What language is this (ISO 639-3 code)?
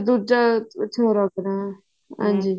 pan